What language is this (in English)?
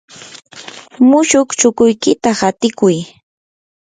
Yanahuanca Pasco Quechua